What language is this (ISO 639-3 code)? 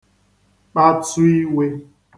ibo